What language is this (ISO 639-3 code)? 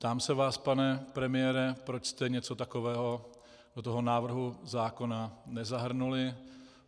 ces